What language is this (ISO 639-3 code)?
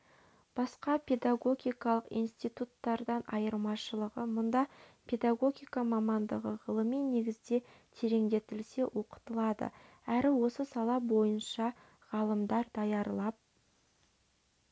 kaz